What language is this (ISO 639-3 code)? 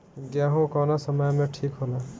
bho